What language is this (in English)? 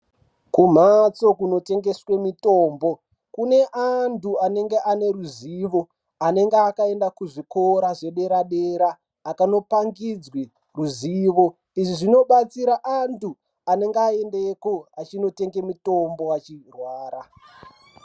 Ndau